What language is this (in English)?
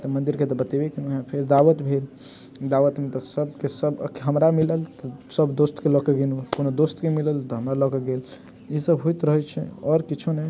Maithili